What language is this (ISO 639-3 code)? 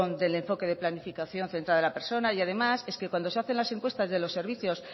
spa